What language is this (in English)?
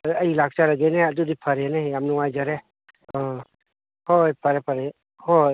Manipuri